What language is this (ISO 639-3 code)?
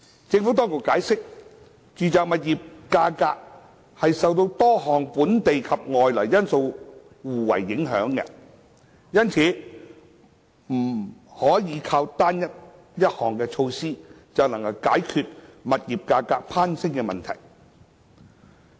yue